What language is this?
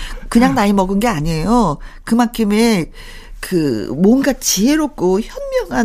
Korean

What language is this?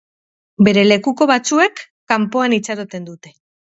Basque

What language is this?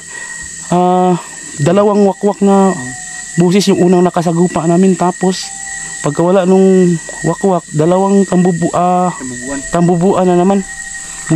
Filipino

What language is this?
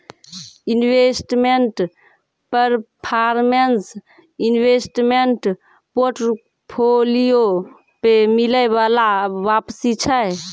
Maithili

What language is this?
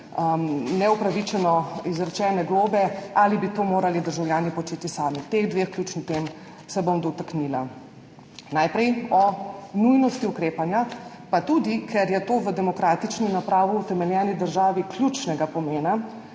Slovenian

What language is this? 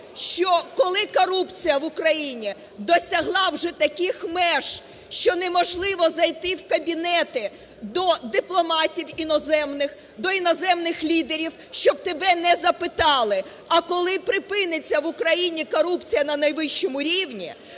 Ukrainian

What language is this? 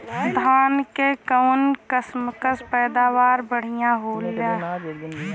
Bhojpuri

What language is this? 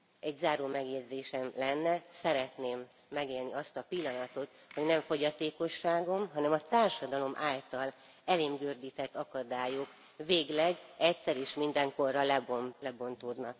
Hungarian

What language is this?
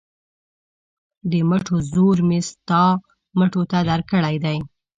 Pashto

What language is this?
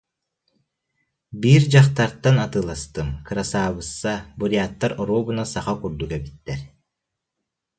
Yakut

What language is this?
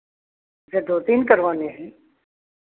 Hindi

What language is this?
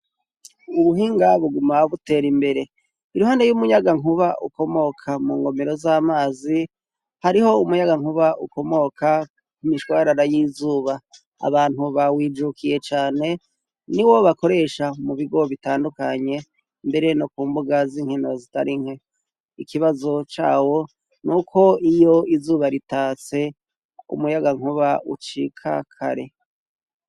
Rundi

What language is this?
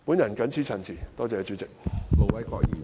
Cantonese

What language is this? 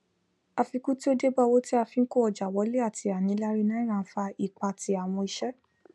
Yoruba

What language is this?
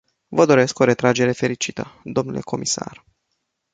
Romanian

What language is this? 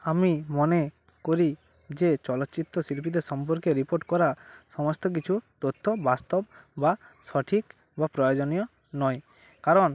Bangla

